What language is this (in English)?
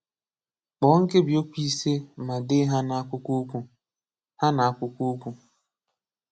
Igbo